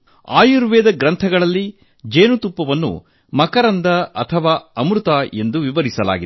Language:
Kannada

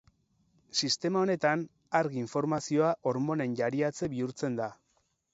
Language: Basque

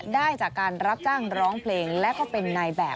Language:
Thai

